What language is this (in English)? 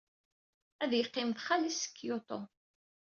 Kabyle